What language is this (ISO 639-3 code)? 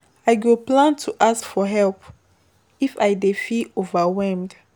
pcm